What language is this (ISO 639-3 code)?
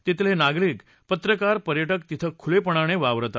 mar